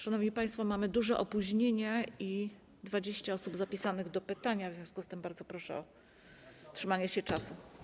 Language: Polish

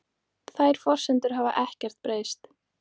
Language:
Icelandic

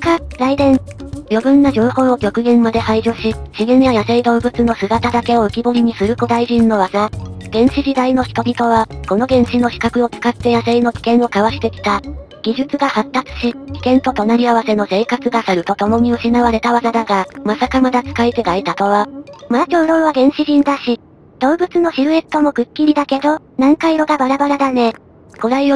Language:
Japanese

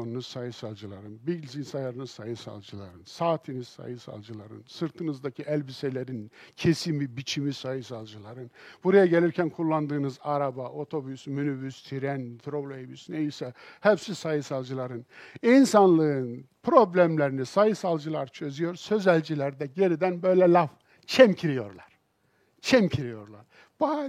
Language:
Turkish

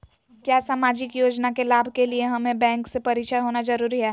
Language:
Magahi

